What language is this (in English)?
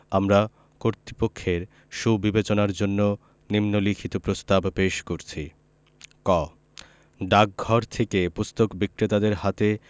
Bangla